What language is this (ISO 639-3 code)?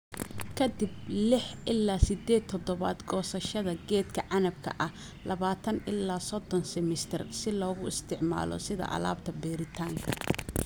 som